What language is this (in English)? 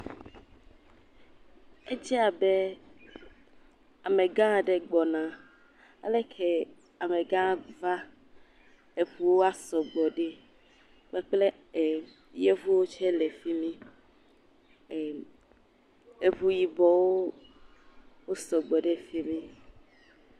Ewe